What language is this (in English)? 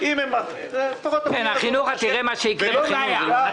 Hebrew